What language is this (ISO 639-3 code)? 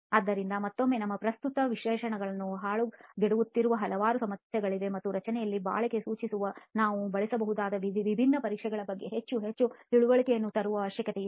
kan